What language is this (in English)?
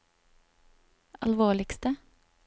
Norwegian